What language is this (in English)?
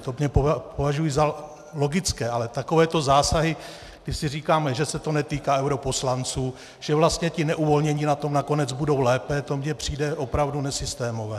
Czech